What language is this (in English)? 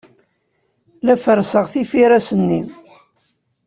Kabyle